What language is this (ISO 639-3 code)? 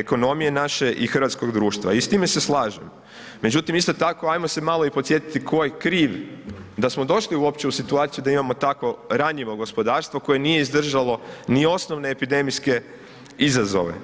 hrv